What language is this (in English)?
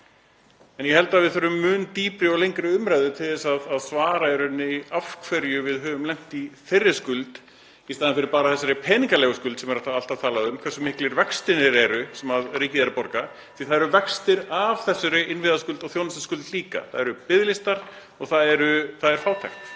Icelandic